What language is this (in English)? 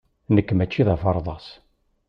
Kabyle